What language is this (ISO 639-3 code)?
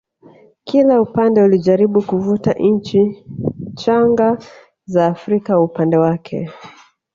swa